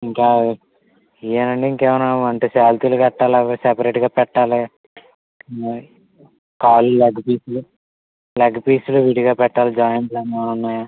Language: Telugu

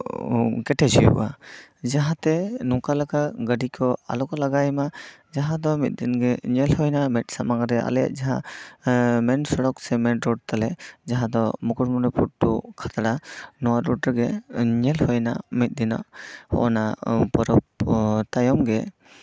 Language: Santali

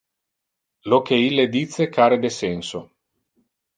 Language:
Interlingua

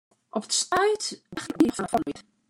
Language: Western Frisian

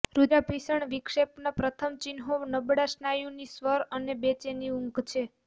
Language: Gujarati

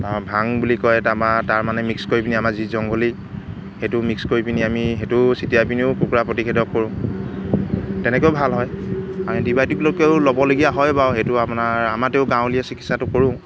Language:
Assamese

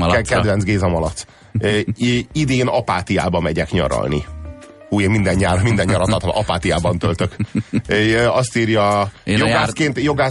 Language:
Hungarian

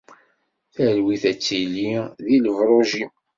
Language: Kabyle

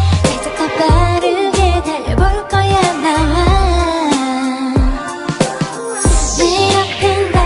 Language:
Czech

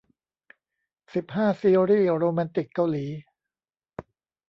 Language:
Thai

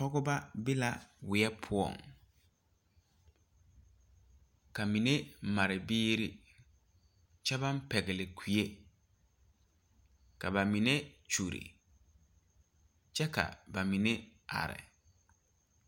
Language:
Southern Dagaare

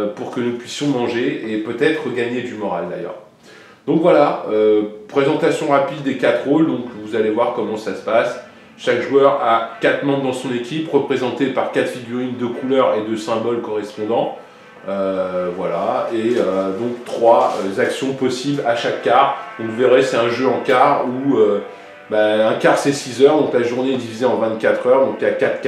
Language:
French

